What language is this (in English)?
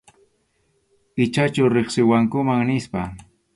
Arequipa-La Unión Quechua